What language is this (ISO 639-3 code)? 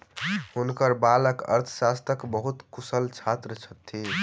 mai